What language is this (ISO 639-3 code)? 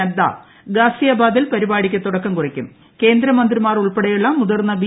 mal